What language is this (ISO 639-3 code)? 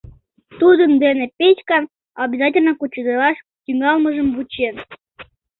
chm